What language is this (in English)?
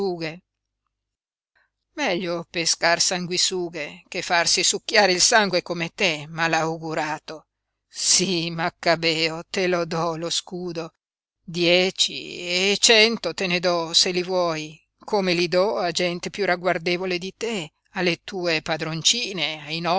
Italian